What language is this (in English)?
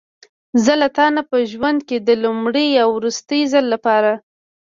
Pashto